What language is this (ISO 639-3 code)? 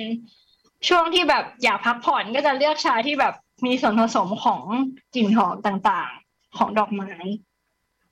tha